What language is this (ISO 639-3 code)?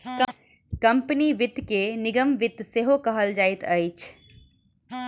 mai